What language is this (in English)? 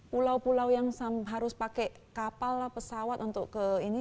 Indonesian